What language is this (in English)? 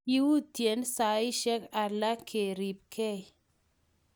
Kalenjin